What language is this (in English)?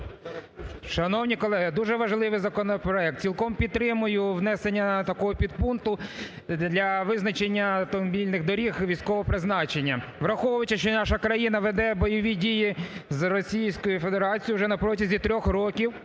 Ukrainian